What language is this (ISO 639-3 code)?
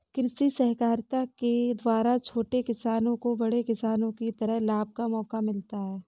hin